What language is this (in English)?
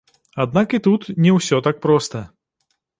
Belarusian